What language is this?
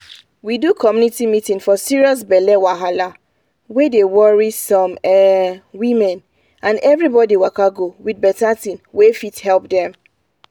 Nigerian Pidgin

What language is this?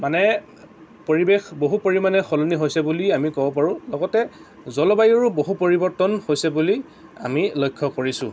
Assamese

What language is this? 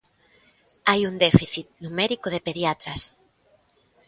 Galician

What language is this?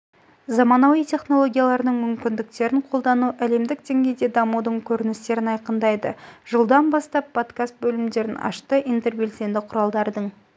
Kazakh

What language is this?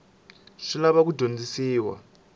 Tsonga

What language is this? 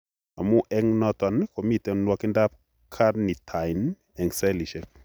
Kalenjin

